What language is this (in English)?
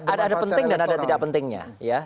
Indonesian